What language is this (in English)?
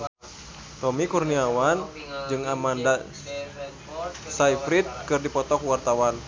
Sundanese